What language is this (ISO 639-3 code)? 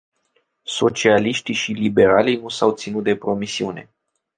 ron